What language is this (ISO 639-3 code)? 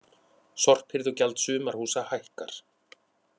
isl